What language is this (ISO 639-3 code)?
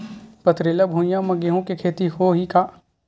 hne